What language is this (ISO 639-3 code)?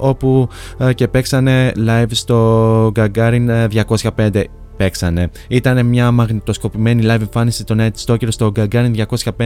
ell